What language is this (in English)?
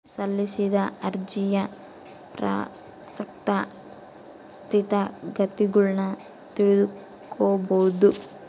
Kannada